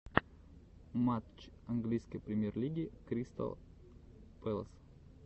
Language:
Russian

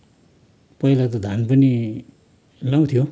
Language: Nepali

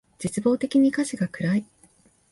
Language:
Japanese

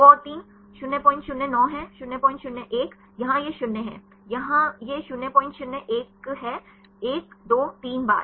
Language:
Hindi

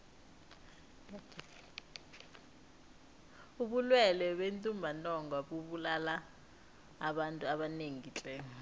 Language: South Ndebele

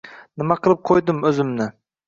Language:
Uzbek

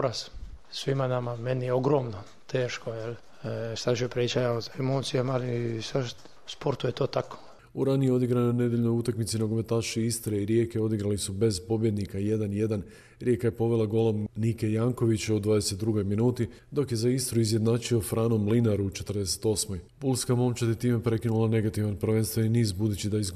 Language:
Croatian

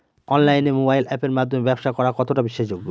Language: Bangla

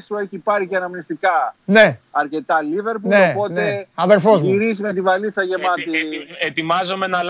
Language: Greek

